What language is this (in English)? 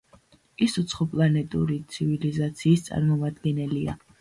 Georgian